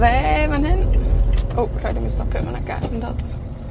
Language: Welsh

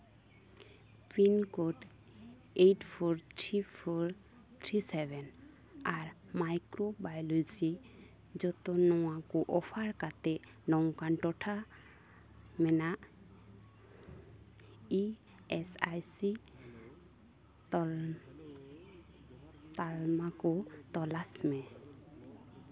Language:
Santali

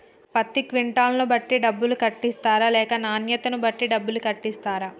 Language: Telugu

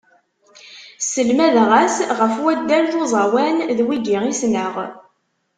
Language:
Kabyle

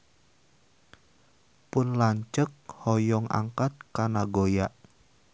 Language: Sundanese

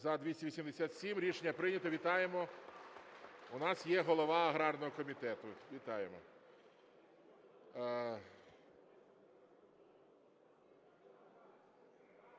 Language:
Ukrainian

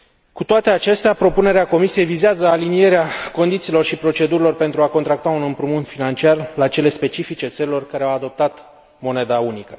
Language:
Romanian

